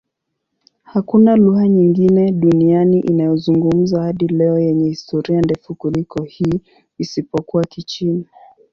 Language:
Swahili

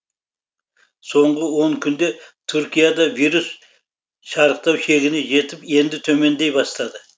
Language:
Kazakh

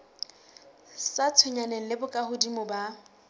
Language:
Southern Sotho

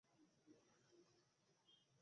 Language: Bangla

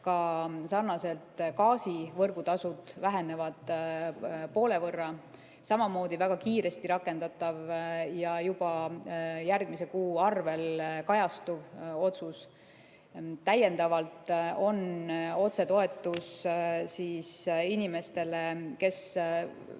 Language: Estonian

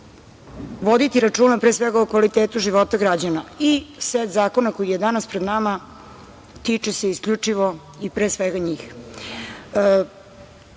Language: Serbian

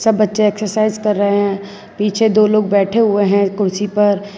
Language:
Hindi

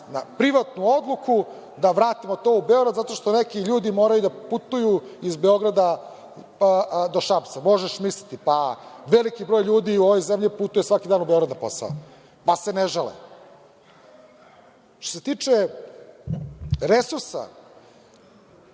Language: Serbian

